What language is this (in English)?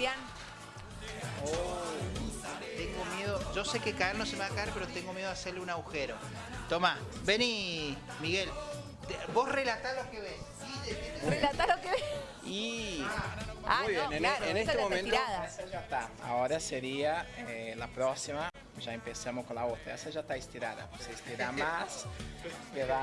Spanish